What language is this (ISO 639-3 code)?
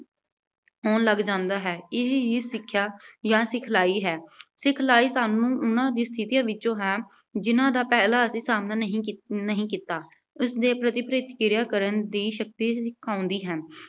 pan